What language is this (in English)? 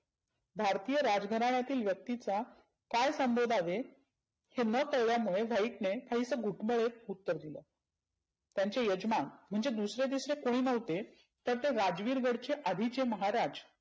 Marathi